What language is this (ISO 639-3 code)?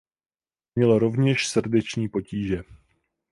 ces